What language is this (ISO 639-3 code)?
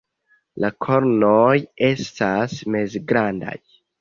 epo